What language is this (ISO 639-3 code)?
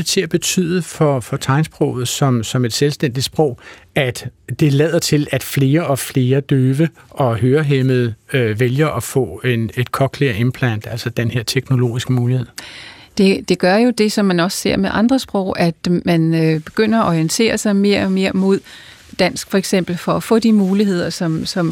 dan